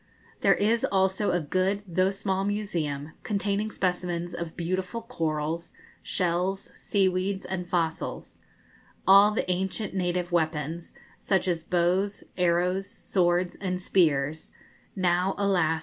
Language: English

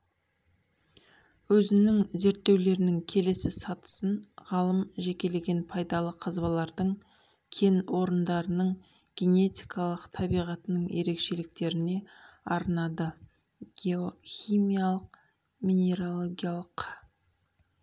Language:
Kazakh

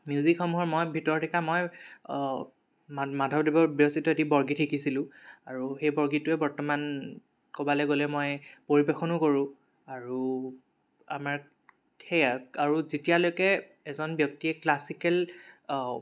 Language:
Assamese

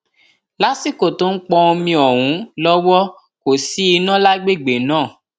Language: Yoruba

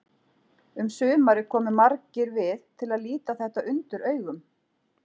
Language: Icelandic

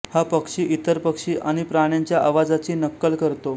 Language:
Marathi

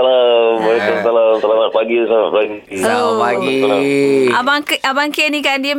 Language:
Malay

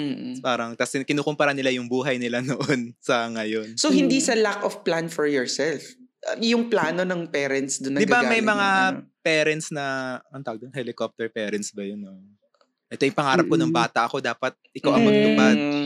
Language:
Filipino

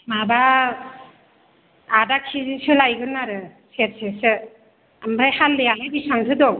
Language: Bodo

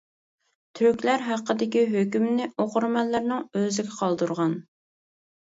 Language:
Uyghur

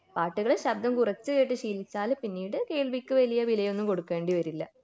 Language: Malayalam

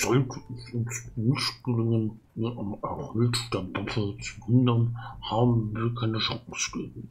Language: German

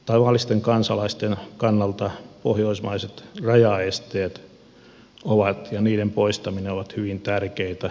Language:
Finnish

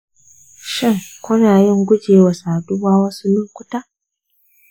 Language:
Hausa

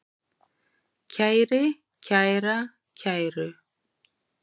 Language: Icelandic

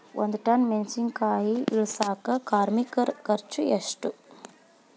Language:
Kannada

